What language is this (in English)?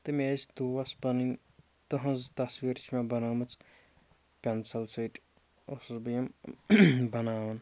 Kashmiri